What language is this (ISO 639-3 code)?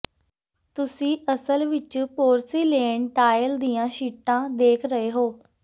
pan